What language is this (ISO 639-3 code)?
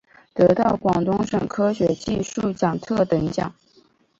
zho